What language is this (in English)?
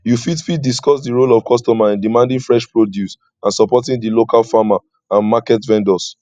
Nigerian Pidgin